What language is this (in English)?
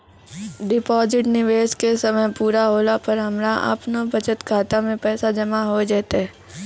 Maithili